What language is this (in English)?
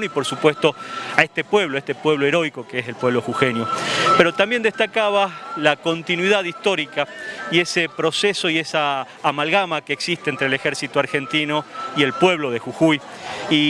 Spanish